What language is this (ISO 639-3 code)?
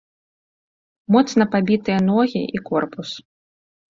bel